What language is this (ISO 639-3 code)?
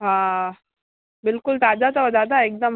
snd